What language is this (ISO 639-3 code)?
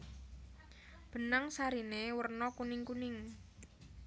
jav